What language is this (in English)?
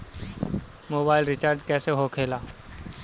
Bhojpuri